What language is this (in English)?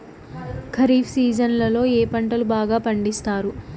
Telugu